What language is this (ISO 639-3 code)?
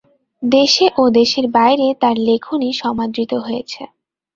ben